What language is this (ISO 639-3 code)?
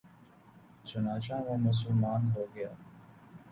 urd